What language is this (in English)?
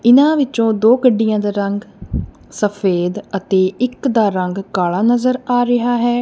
Punjabi